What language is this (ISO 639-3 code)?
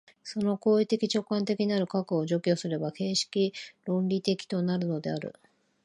jpn